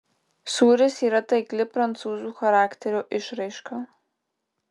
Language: Lithuanian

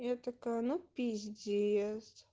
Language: Russian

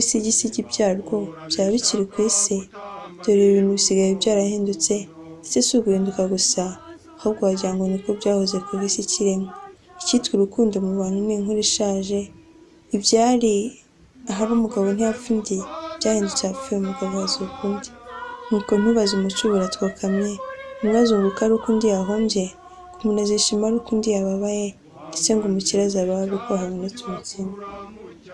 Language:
Turkish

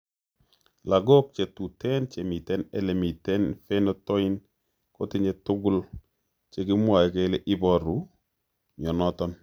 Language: Kalenjin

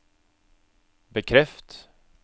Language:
Norwegian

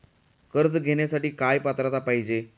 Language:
Marathi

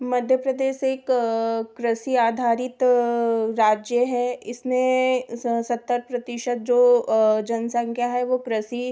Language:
Hindi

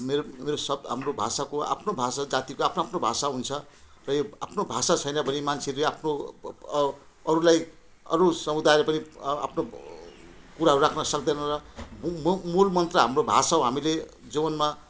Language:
Nepali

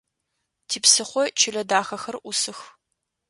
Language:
Adyghe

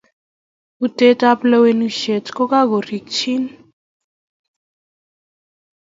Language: Kalenjin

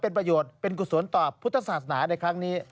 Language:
Thai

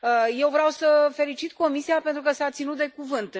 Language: Romanian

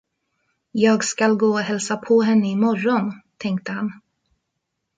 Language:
Swedish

